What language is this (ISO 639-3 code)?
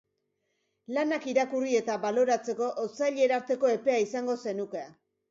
eus